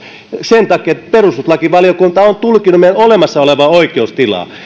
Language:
Finnish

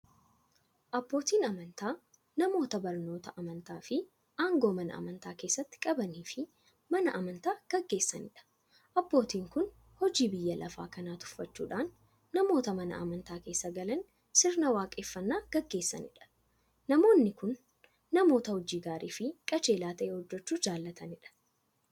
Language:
Oromo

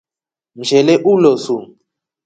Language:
Rombo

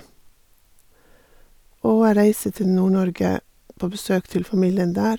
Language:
Norwegian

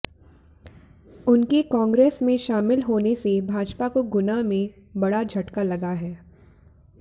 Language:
Hindi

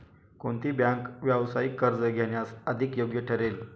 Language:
Marathi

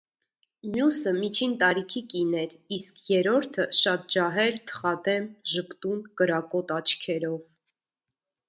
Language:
Armenian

